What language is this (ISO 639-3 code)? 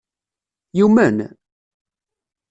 kab